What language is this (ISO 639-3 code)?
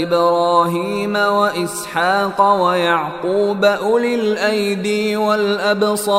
swa